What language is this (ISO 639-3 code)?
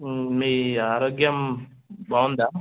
tel